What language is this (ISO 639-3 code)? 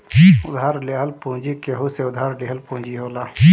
bho